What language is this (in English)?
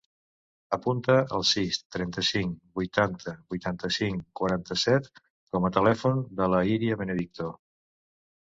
Catalan